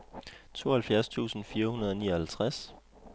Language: Danish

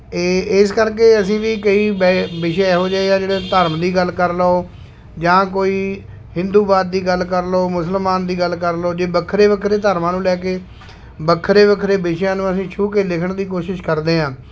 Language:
Punjabi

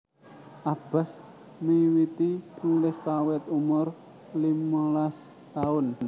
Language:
Javanese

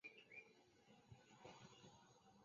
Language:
Chinese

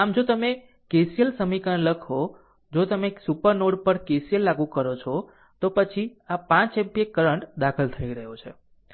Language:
Gujarati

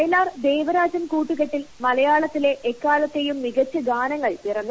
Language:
Malayalam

